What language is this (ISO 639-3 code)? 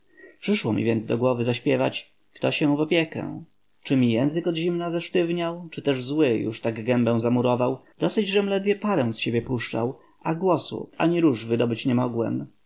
pol